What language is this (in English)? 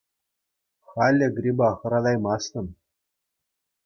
Chuvash